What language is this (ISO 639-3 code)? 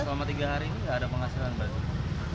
ind